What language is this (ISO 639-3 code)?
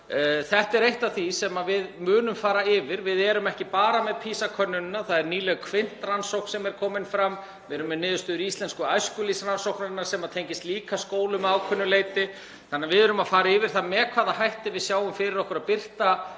isl